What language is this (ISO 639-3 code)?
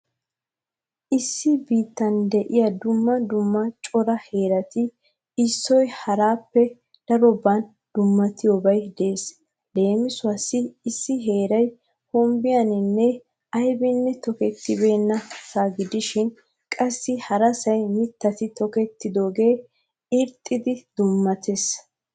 wal